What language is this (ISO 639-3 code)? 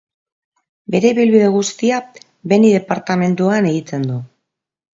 eus